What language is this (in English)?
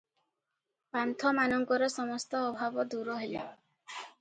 Odia